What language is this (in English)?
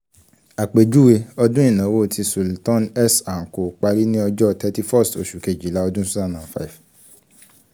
Yoruba